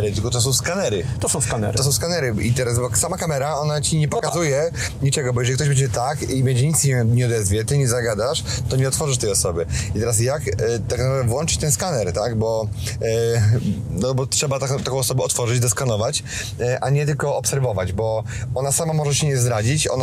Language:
Polish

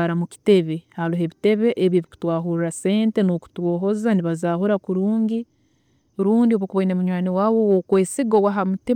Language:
Tooro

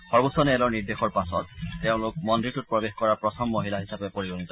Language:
Assamese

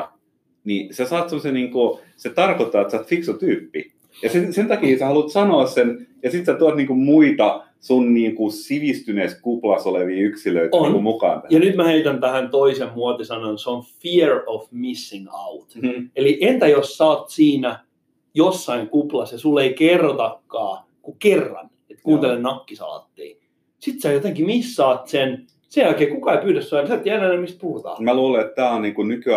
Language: Finnish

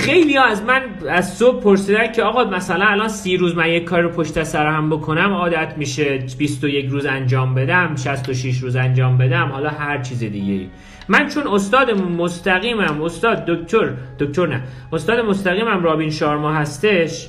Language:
Persian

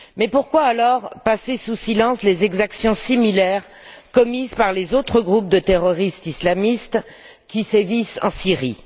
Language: French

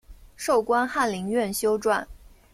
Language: Chinese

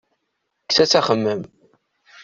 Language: Kabyle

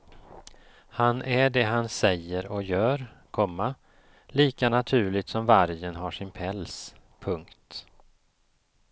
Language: Swedish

